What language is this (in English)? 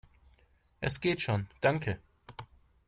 German